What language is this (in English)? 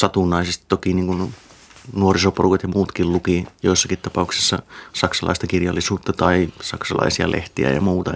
Finnish